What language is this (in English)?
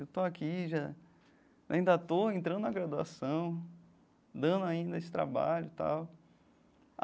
Portuguese